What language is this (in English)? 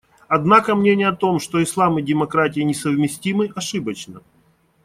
Russian